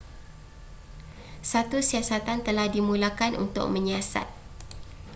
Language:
Malay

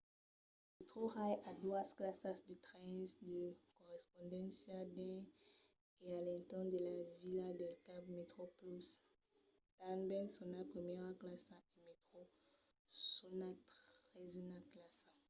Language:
Occitan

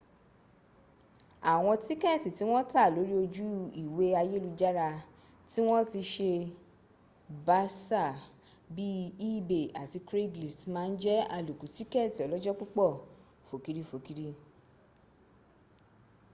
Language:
Yoruba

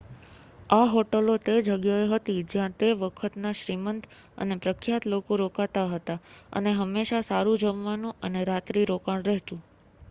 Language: Gujarati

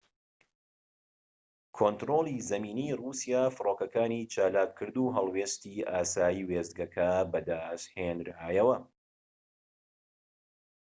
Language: Central Kurdish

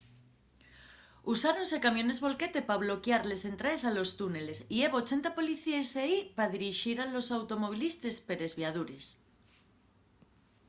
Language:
Asturian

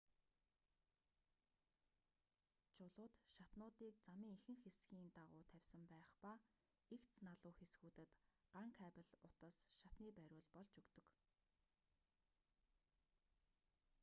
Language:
Mongolian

